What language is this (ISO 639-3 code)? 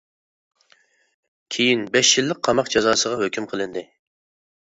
uig